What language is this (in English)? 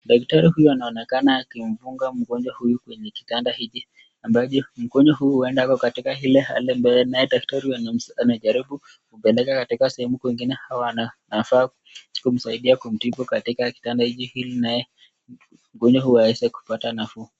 Swahili